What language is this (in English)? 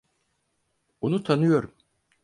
Turkish